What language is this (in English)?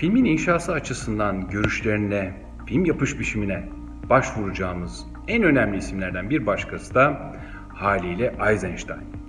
Turkish